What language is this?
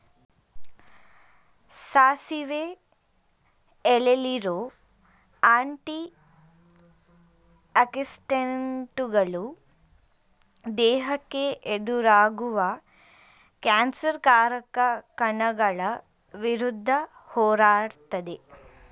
Kannada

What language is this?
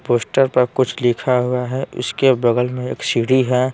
Hindi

